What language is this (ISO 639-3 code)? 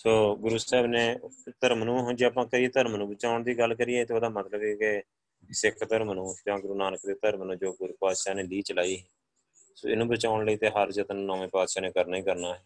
pan